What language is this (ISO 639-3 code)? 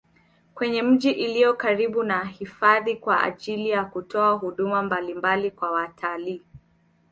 swa